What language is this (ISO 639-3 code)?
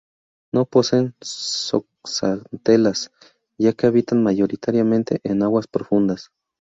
spa